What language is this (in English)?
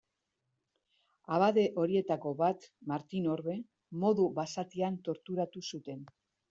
Basque